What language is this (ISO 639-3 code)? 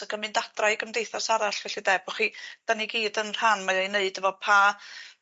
cym